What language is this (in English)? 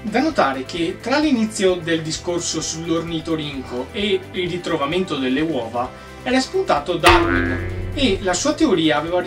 Italian